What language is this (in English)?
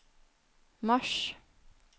Norwegian